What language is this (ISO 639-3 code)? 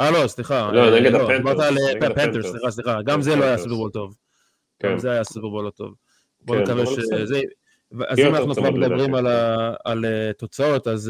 heb